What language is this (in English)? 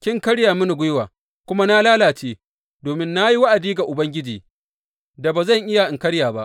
Hausa